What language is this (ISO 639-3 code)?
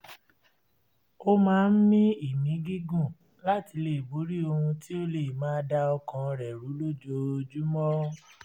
yor